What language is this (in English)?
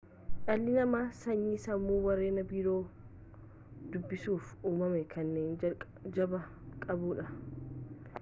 Oromo